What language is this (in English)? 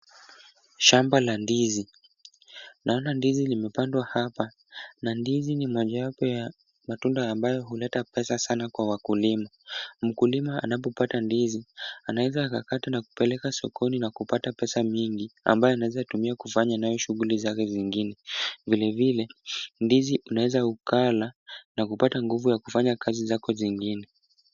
Swahili